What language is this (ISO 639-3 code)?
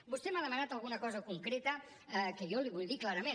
cat